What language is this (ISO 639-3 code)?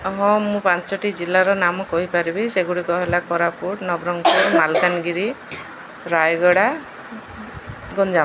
ori